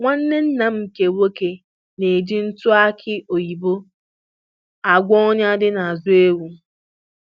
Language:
Igbo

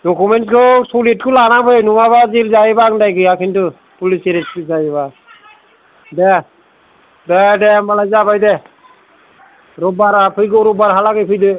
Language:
Bodo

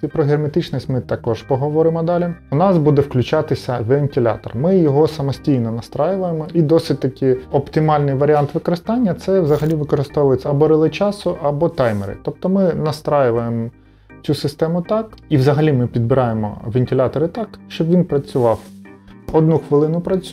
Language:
Ukrainian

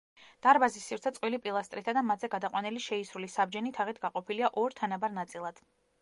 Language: Georgian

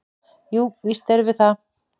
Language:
Icelandic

